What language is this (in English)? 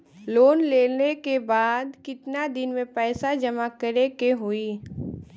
Bhojpuri